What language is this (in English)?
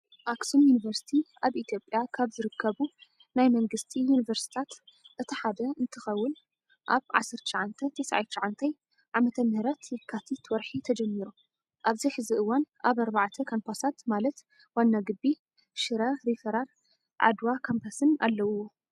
Tigrinya